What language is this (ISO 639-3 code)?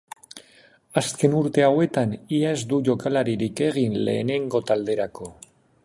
eus